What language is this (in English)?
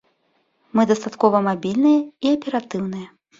Belarusian